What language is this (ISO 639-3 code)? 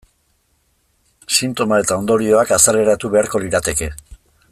eus